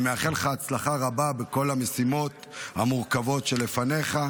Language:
Hebrew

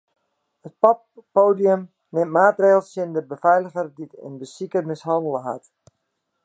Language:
Western Frisian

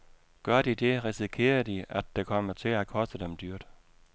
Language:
Danish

